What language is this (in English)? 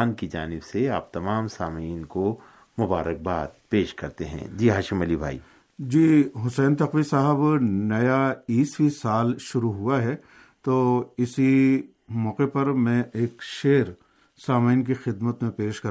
Urdu